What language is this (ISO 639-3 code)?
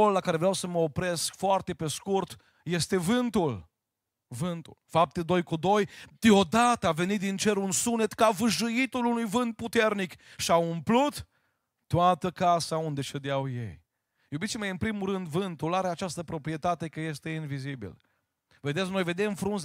ron